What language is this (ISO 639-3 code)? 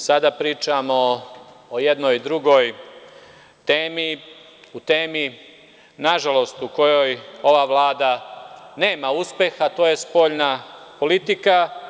srp